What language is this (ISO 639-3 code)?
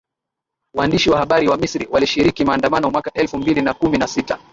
swa